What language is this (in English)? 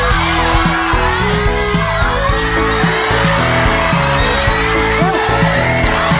Thai